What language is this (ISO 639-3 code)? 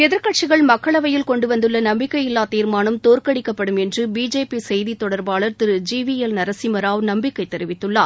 tam